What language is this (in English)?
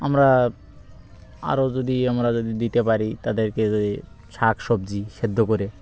Bangla